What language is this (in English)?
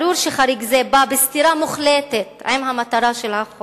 Hebrew